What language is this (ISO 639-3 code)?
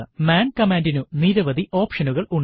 mal